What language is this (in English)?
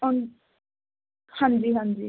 Punjabi